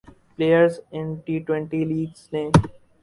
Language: Urdu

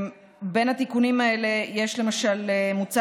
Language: Hebrew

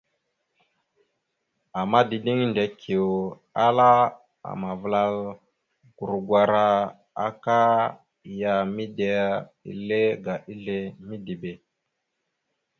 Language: Mada (Cameroon)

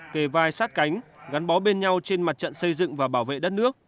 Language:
Vietnamese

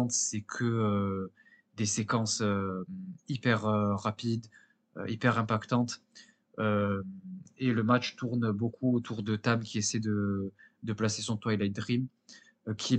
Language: French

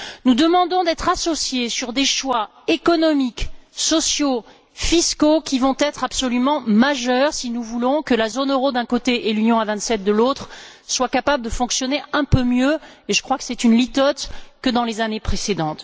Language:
French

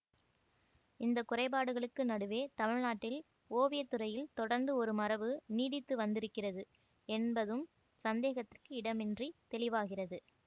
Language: Tamil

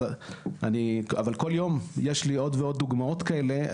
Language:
Hebrew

